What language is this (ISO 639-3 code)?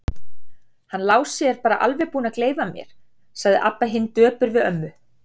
isl